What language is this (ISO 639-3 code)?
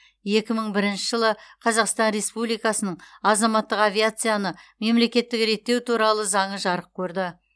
kaz